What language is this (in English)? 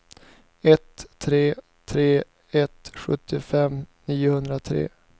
Swedish